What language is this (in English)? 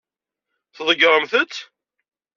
Kabyle